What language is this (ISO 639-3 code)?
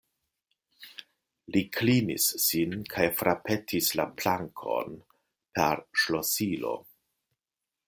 epo